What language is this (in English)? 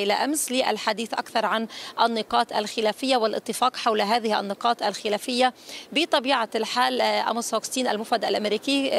Arabic